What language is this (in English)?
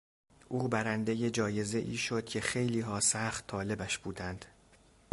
Persian